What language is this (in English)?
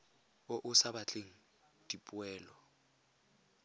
Tswana